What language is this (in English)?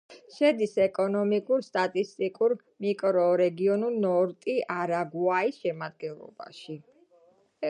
Georgian